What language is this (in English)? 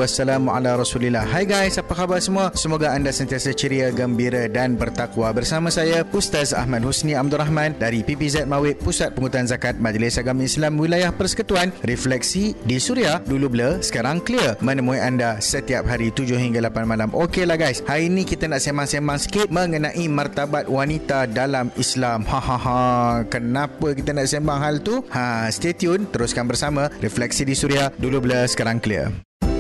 Malay